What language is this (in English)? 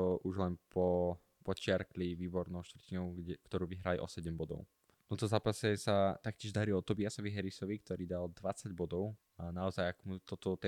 Slovak